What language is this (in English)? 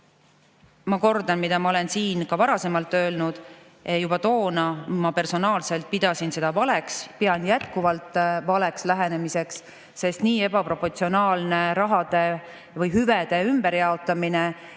Estonian